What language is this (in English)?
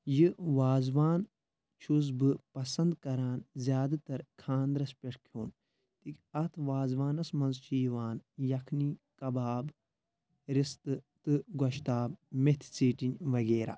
Kashmiri